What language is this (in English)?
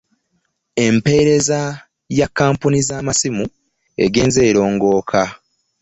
Ganda